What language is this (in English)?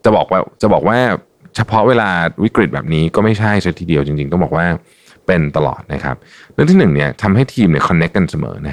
Thai